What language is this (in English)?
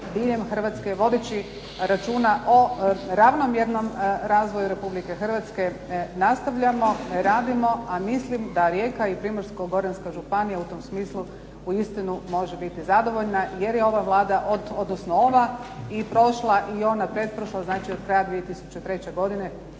Croatian